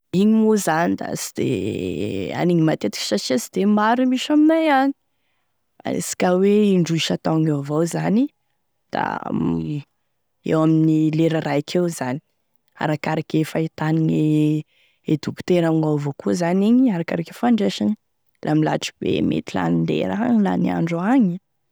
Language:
Tesaka Malagasy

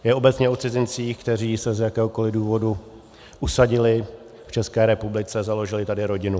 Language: Czech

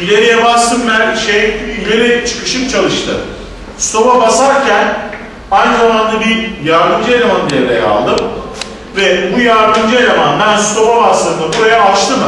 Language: Turkish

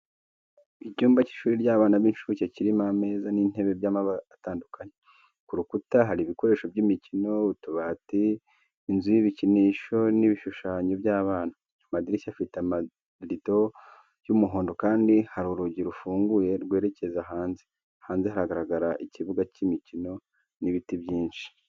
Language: Kinyarwanda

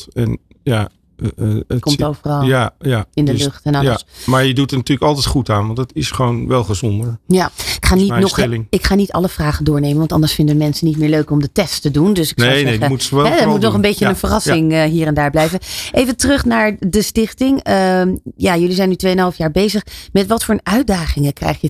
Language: Dutch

